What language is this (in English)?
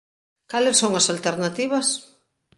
Galician